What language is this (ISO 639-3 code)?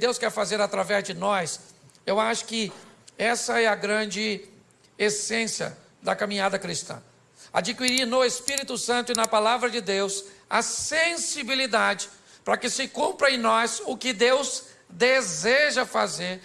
por